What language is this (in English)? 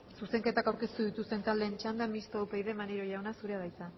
Basque